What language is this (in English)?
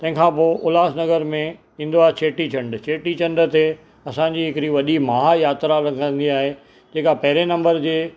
Sindhi